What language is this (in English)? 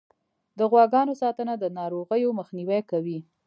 Pashto